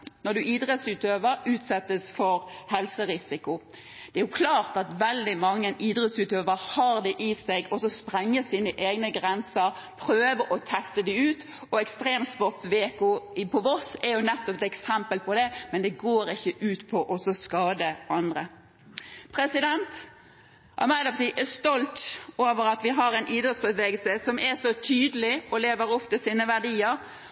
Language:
Norwegian Bokmål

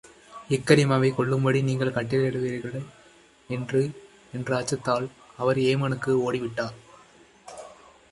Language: Tamil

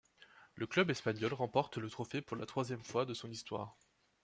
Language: French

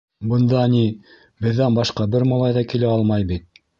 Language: Bashkir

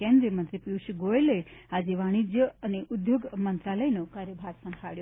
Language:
Gujarati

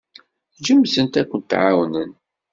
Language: Kabyle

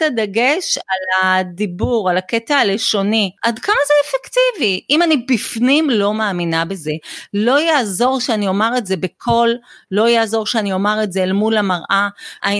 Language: Hebrew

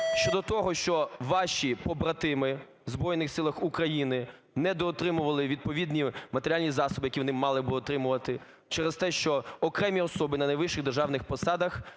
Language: Ukrainian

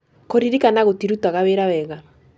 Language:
Kikuyu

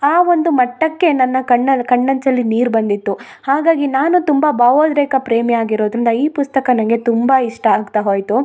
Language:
Kannada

